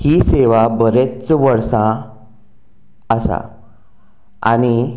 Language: Konkani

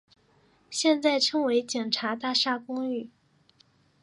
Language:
Chinese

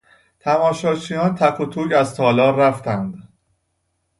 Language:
Persian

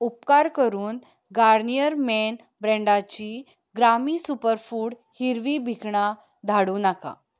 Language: Konkani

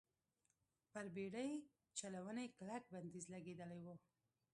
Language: Pashto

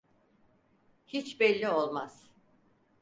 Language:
Turkish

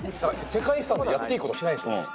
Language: Japanese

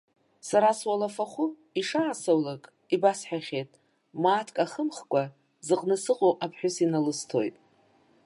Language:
Abkhazian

